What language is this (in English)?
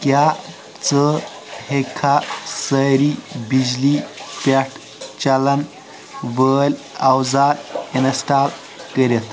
Kashmiri